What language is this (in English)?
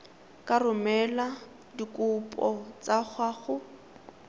Tswana